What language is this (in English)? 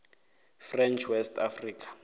Northern Sotho